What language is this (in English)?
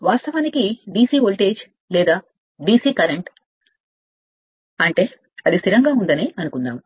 Telugu